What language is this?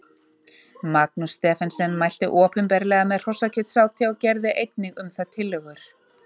Icelandic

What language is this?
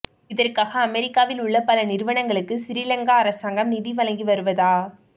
Tamil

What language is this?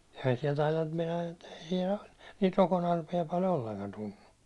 Finnish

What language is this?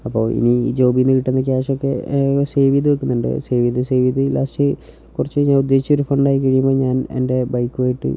Malayalam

